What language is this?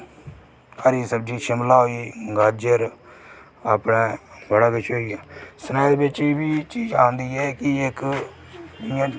Dogri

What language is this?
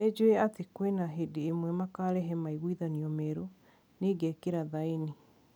Kikuyu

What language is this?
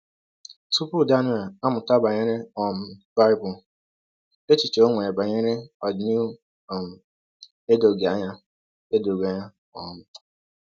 Igbo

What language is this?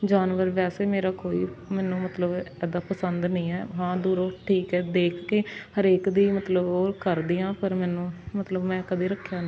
Punjabi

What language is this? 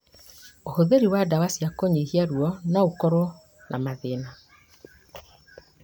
Kikuyu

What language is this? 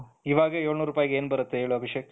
Kannada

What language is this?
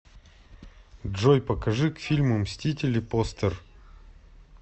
Russian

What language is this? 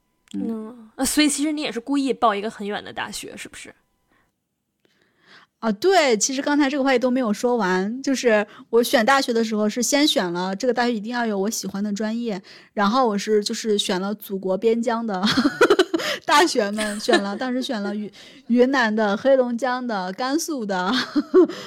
Chinese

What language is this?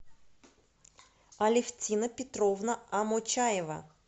Russian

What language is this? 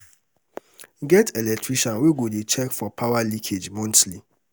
Nigerian Pidgin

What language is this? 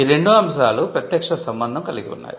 Telugu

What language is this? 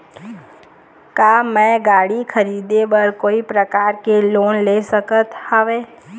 Chhattisgarhi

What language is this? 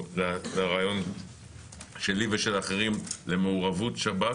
Hebrew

